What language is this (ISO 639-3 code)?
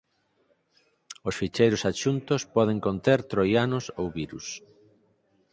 glg